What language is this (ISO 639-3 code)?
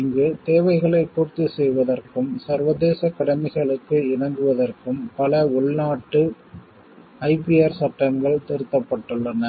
tam